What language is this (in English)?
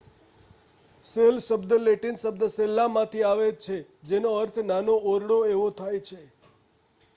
Gujarati